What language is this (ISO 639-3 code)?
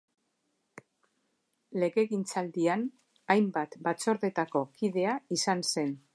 eus